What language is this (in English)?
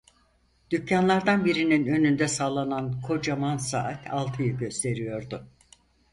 Turkish